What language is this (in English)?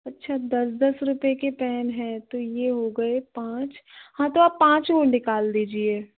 Hindi